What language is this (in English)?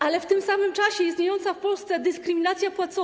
Polish